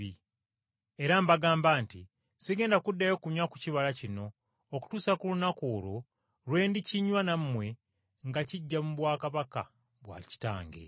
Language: Ganda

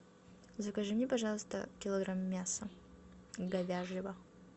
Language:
Russian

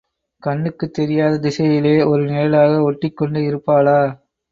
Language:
Tamil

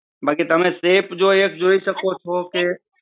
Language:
Gujarati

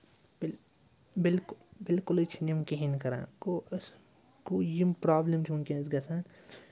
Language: Kashmiri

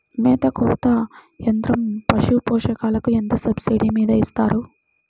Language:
Telugu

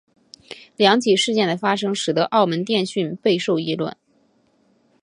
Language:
Chinese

